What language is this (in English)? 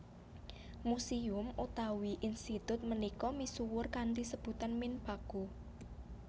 Javanese